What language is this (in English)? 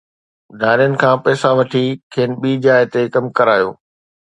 Sindhi